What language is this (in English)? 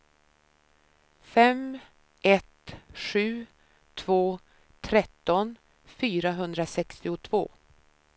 Swedish